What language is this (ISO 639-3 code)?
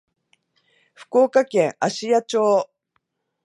jpn